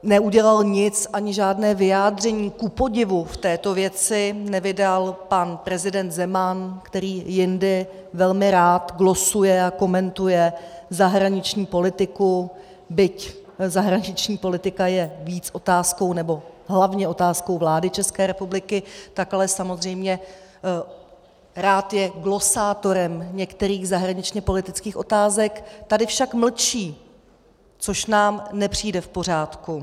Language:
Czech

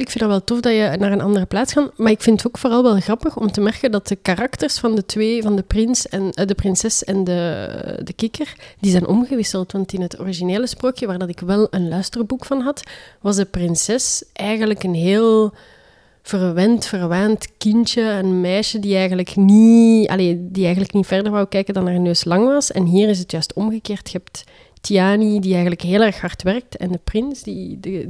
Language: Dutch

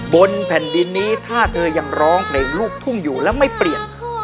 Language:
Thai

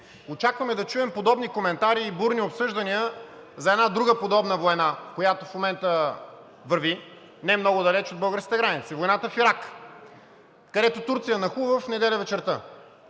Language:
Bulgarian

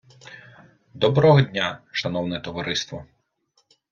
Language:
Ukrainian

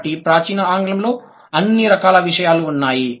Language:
Telugu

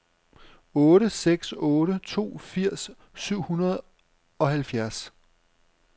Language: Danish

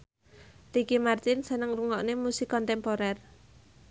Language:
Javanese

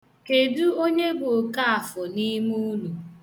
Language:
Igbo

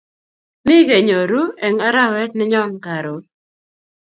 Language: Kalenjin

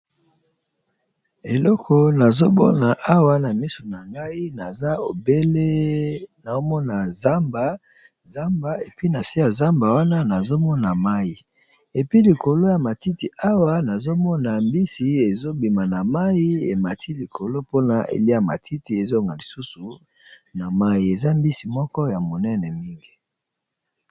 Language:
Lingala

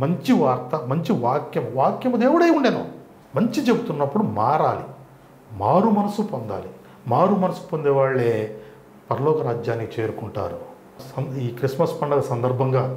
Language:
Telugu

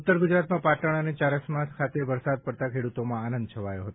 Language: Gujarati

